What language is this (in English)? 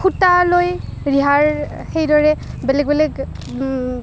Assamese